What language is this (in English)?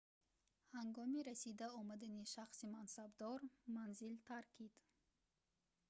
Tajik